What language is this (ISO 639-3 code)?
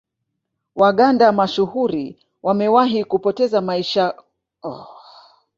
swa